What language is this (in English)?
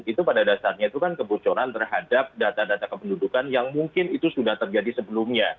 Indonesian